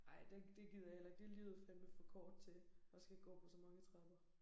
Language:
Danish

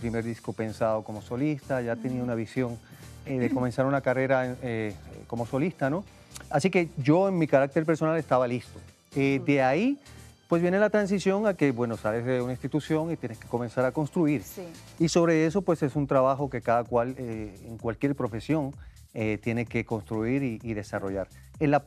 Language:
Spanish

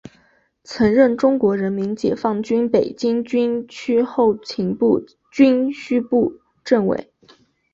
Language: Chinese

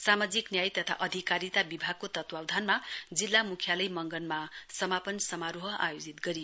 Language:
Nepali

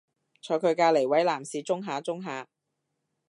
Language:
Cantonese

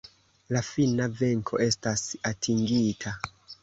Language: Esperanto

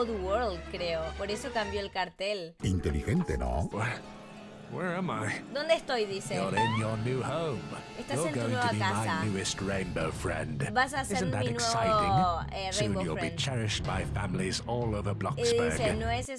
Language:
Spanish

